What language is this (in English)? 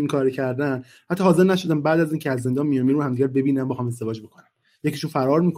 Persian